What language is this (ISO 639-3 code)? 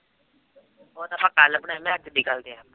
pan